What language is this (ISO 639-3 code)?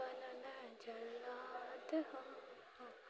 mai